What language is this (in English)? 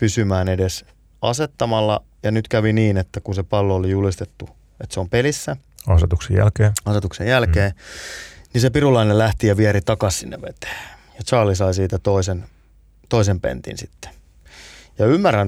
Finnish